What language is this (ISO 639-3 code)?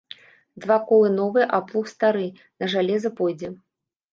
bel